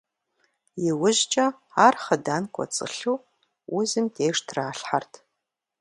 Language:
Kabardian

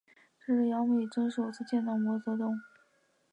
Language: Chinese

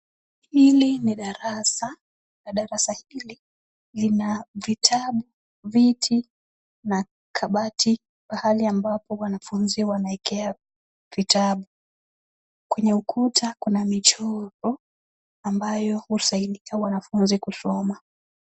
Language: Swahili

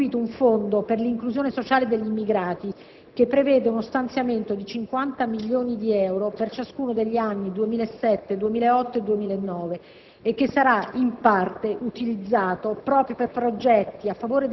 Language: Italian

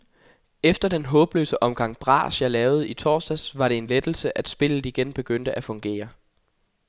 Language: Danish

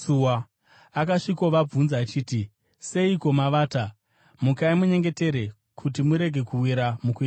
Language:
Shona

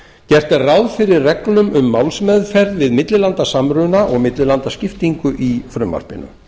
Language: Icelandic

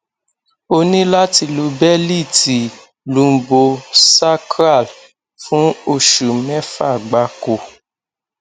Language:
Yoruba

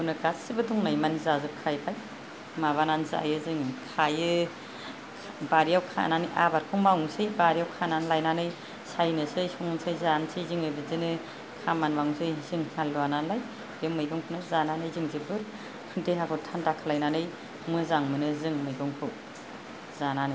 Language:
Bodo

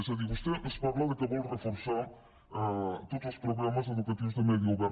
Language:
Catalan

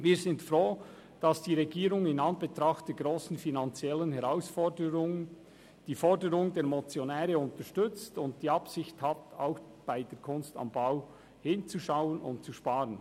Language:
Swiss German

